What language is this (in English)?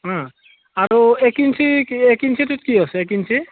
Assamese